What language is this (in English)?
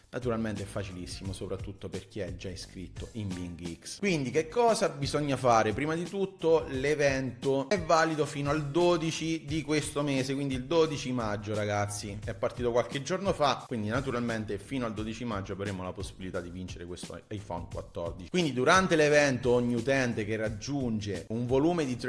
Italian